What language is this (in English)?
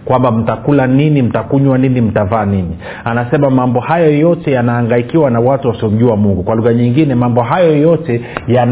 Swahili